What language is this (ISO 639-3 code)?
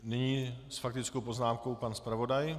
ces